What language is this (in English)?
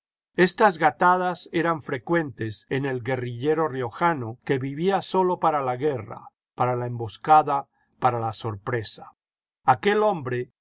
Spanish